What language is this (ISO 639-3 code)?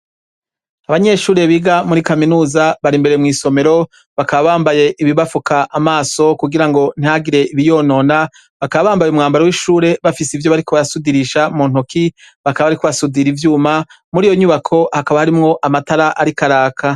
run